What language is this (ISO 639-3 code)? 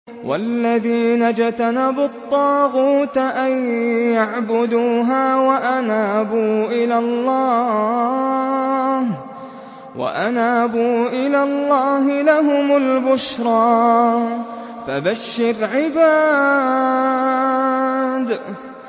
ara